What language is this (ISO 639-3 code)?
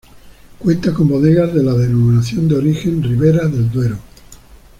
spa